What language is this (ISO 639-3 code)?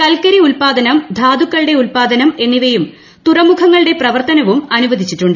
mal